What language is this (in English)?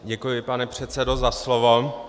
Czech